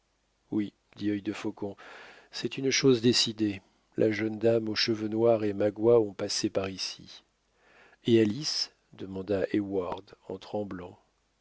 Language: French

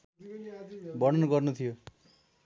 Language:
Nepali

